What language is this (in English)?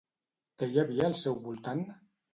Catalan